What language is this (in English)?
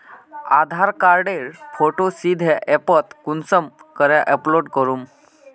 Magahi